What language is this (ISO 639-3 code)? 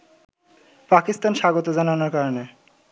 ben